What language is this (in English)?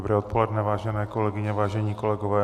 Czech